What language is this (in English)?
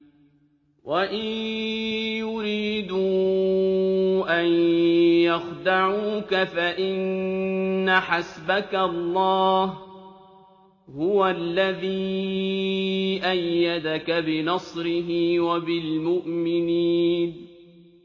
Arabic